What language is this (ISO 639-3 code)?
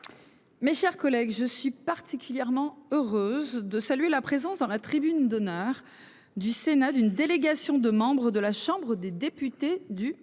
fra